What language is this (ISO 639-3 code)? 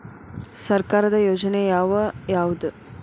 kan